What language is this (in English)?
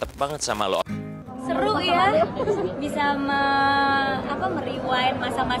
Indonesian